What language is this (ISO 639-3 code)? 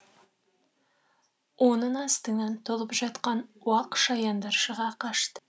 kaz